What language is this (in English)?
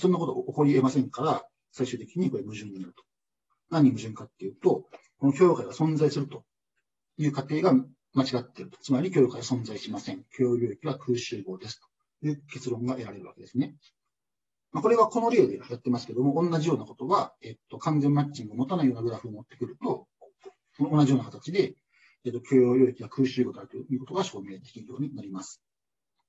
Japanese